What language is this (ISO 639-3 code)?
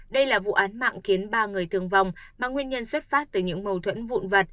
vie